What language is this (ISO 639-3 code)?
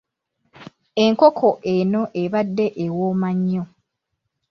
lug